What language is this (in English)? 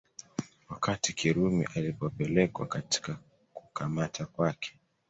Swahili